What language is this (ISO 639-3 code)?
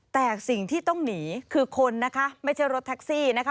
tha